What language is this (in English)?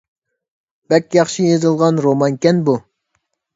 Uyghur